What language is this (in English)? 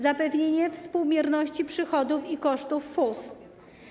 Polish